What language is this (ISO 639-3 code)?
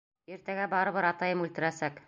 bak